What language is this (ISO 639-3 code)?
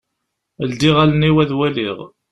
kab